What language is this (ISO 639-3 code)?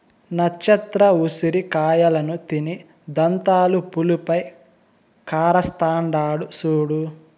tel